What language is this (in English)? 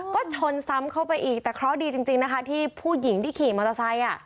Thai